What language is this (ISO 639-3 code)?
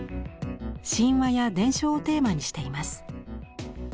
jpn